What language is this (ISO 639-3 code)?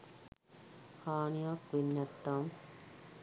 sin